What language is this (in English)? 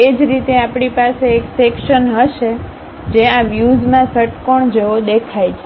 Gujarati